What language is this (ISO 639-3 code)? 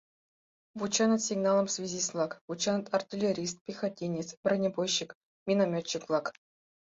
chm